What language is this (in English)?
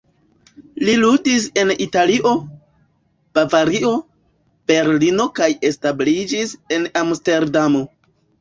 Esperanto